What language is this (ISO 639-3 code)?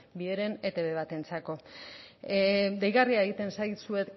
eus